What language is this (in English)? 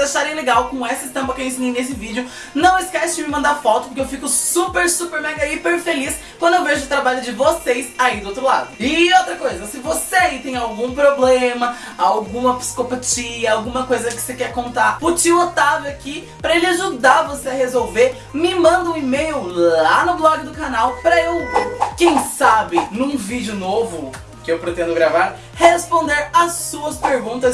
Portuguese